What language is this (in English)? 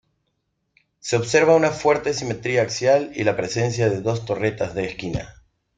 Spanish